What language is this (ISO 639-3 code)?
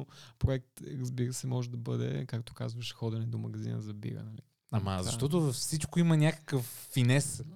bul